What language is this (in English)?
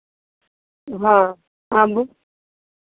Maithili